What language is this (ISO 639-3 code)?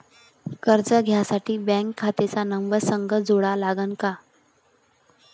mar